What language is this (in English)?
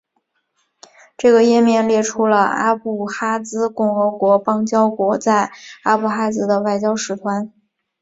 Chinese